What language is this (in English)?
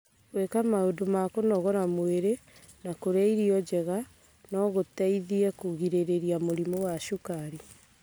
Kikuyu